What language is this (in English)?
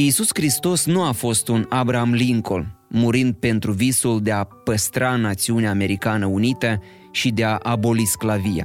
Romanian